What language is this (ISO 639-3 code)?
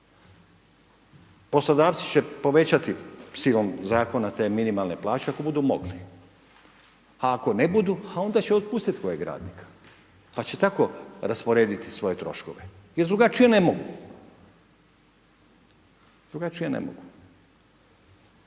hrv